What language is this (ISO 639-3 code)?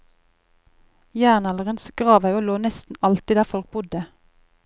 nor